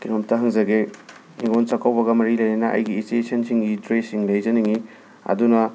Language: Manipuri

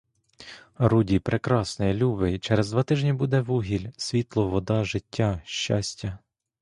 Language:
Ukrainian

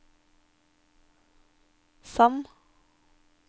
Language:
Norwegian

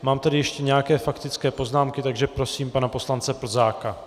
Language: Czech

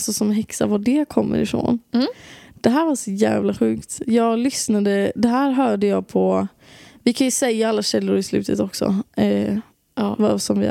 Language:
Swedish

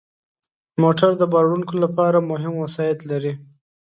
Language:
Pashto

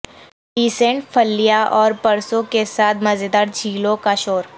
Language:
Urdu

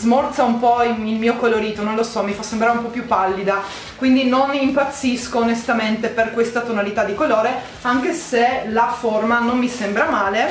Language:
Italian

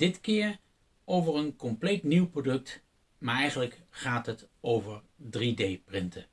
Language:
Dutch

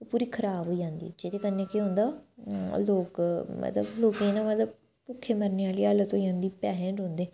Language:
Dogri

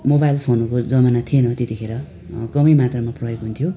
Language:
Nepali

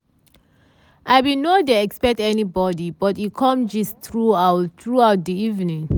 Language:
Nigerian Pidgin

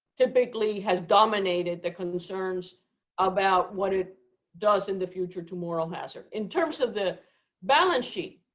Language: English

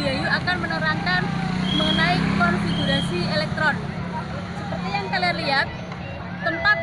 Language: Indonesian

